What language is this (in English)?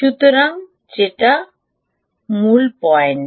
Bangla